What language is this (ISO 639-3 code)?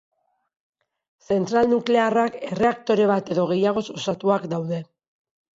eus